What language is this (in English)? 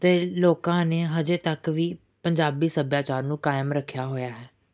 Punjabi